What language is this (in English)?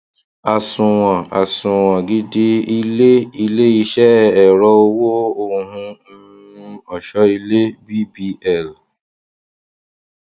Yoruba